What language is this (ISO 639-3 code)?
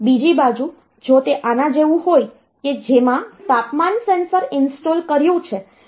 guj